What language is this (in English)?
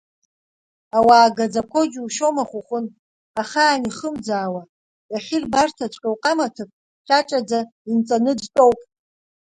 Abkhazian